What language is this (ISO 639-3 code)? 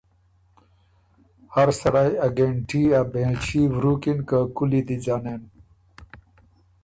oru